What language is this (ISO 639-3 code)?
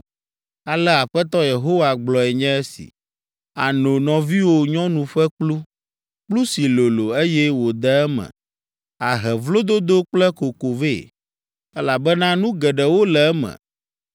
ewe